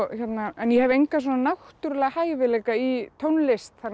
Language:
Icelandic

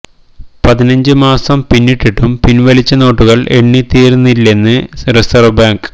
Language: Malayalam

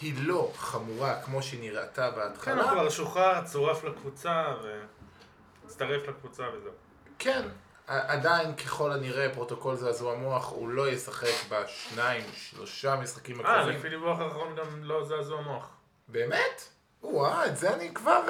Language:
Hebrew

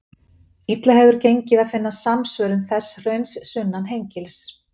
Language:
Icelandic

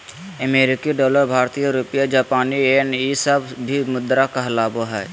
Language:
Magahi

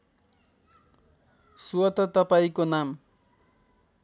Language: Nepali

